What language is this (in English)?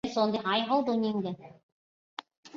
Chinese